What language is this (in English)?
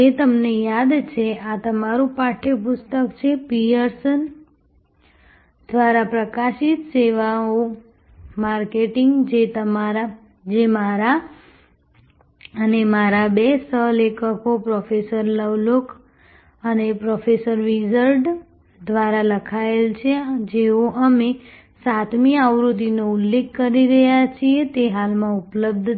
Gujarati